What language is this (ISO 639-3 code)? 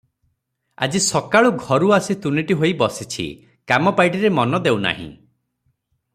ori